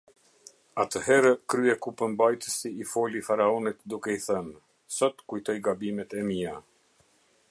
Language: Albanian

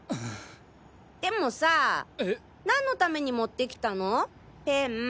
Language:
Japanese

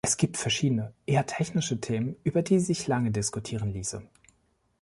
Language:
German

